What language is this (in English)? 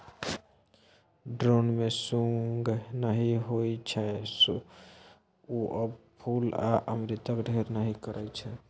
Maithili